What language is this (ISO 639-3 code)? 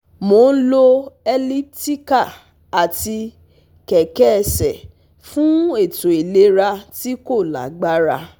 yor